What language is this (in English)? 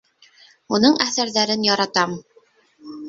Bashkir